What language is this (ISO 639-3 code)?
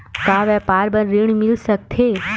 hne